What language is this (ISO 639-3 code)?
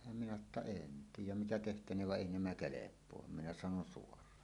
fin